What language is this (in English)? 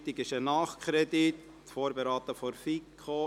Swiss German